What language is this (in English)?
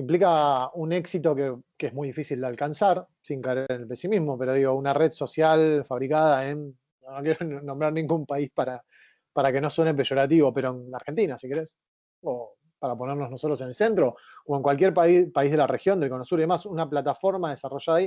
Spanish